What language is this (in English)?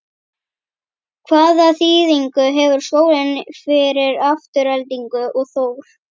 Icelandic